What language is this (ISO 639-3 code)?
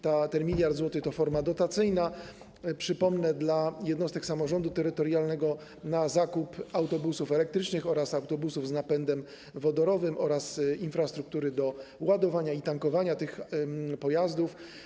pol